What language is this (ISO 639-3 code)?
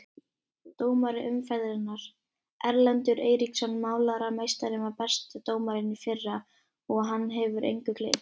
isl